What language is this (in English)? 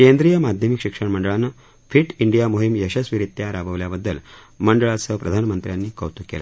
Marathi